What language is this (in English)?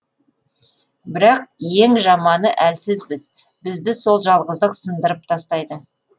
Kazakh